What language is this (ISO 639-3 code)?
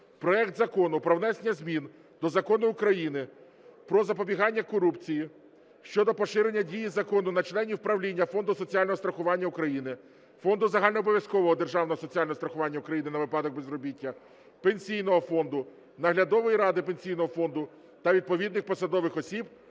ukr